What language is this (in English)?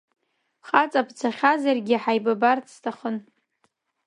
Abkhazian